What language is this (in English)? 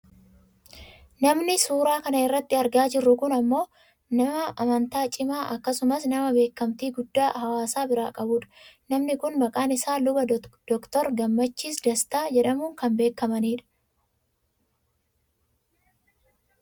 Oromo